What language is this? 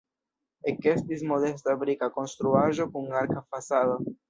Esperanto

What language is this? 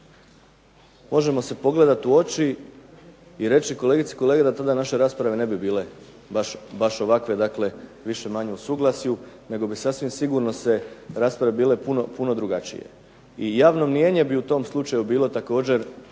Croatian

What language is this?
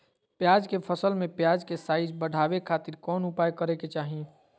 Magahi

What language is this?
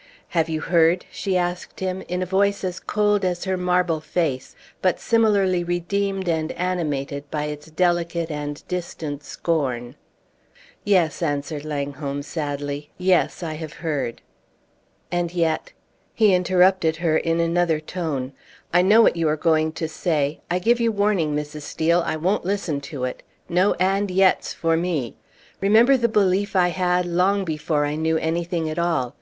English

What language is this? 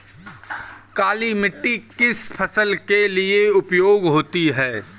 Hindi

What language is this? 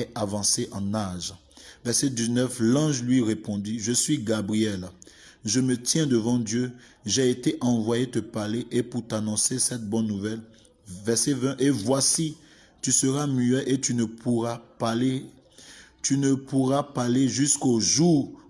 French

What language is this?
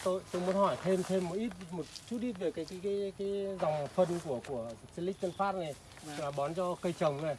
Vietnamese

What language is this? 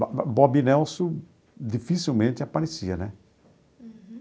Portuguese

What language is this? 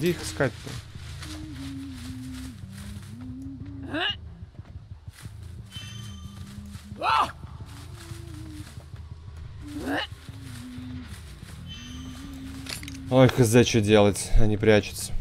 Russian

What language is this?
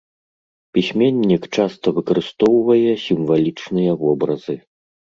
Belarusian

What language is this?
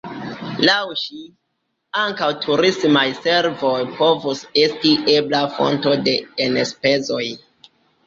Esperanto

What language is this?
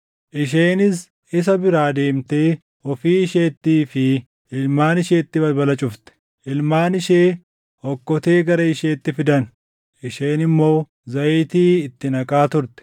Oromo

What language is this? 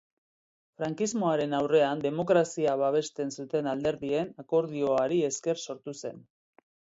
Basque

